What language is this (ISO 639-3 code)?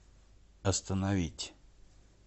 rus